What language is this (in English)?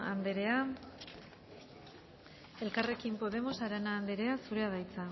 Basque